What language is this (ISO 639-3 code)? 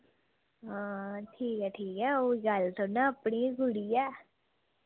doi